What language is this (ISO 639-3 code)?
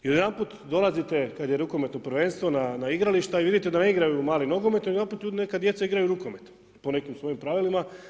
hrv